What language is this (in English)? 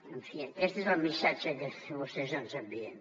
Catalan